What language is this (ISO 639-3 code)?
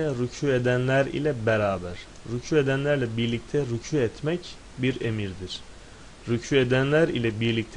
tur